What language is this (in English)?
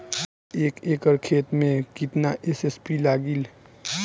Bhojpuri